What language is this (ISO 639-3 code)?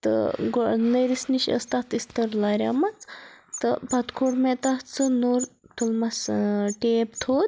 kas